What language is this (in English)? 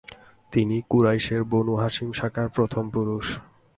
Bangla